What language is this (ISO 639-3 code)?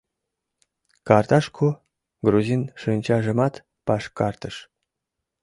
chm